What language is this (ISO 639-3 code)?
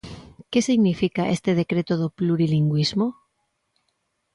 glg